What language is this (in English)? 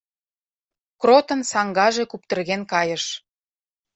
Mari